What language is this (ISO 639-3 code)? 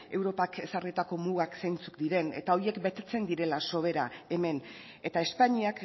eus